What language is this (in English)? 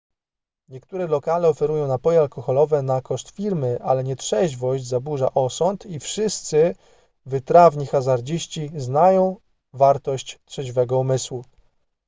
Polish